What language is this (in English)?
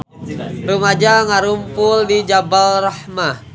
Sundanese